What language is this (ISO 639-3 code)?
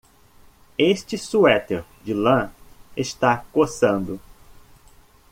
por